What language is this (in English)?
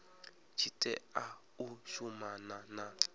Venda